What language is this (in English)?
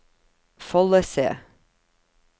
Norwegian